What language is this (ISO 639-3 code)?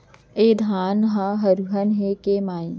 hne